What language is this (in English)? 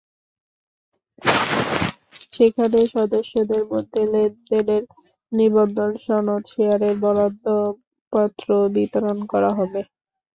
Bangla